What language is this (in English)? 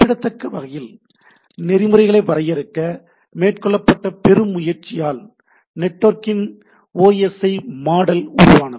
Tamil